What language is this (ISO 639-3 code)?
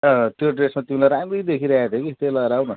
nep